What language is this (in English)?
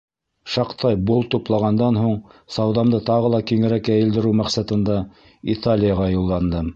Bashkir